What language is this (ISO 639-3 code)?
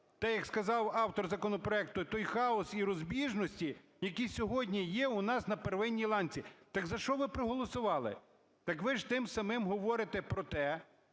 ukr